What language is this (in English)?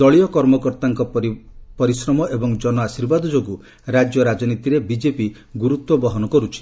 Odia